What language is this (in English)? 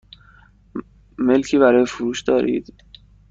Persian